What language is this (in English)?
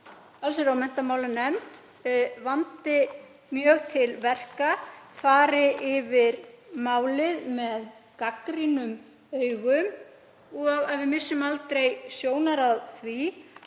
Icelandic